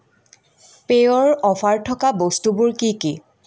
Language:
Assamese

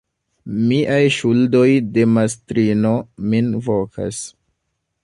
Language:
Esperanto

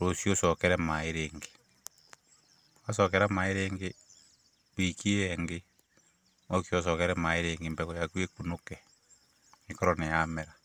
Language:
Kikuyu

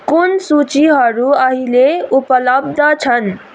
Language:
Nepali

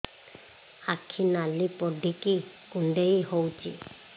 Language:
Odia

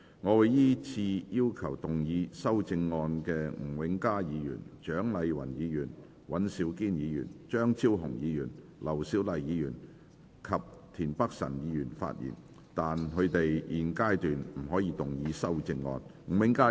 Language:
Cantonese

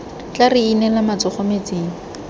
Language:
Tswana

